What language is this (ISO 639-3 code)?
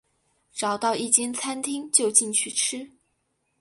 zho